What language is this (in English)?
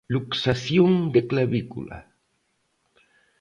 Galician